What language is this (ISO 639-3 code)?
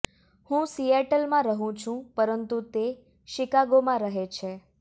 guj